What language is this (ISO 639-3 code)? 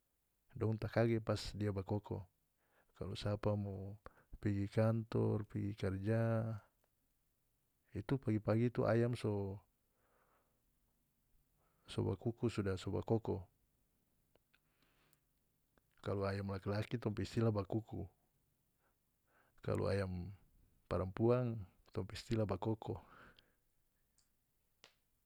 max